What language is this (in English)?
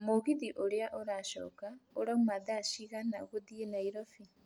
Kikuyu